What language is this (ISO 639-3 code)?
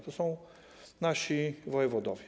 pol